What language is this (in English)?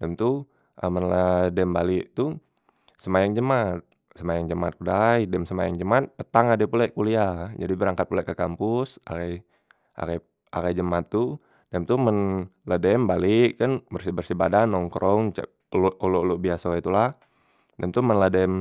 Musi